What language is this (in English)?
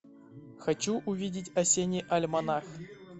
Russian